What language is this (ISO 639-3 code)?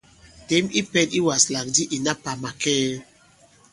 abb